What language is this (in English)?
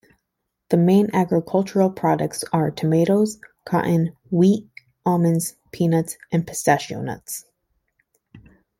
English